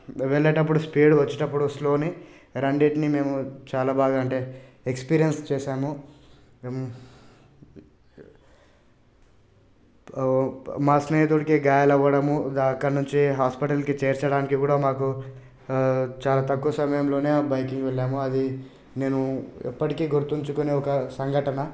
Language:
Telugu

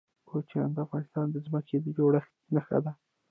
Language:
Pashto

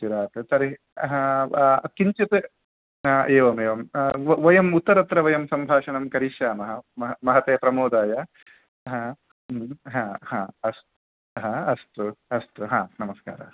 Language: Sanskrit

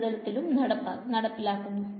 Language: Malayalam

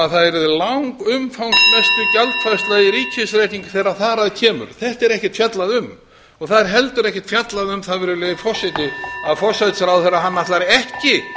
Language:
Icelandic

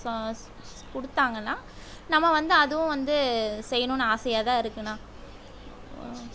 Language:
Tamil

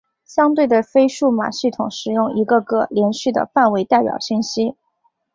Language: Chinese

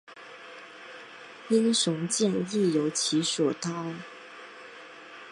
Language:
Chinese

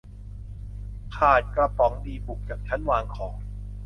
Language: Thai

